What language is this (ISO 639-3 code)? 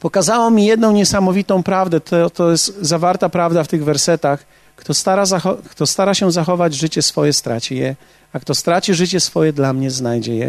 pol